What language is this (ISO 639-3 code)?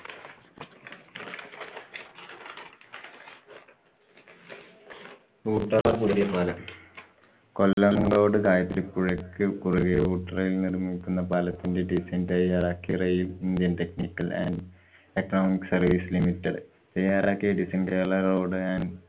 mal